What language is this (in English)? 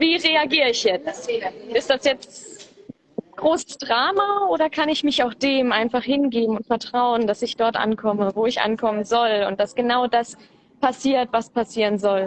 German